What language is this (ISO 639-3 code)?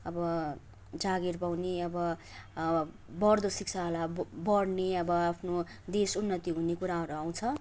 nep